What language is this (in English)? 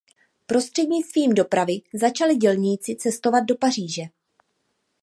Czech